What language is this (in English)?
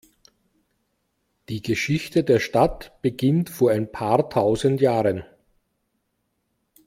German